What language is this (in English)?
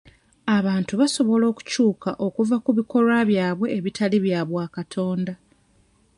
Ganda